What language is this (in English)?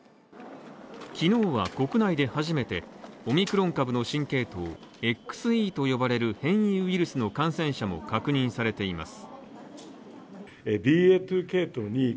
Japanese